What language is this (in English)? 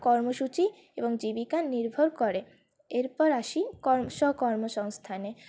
Bangla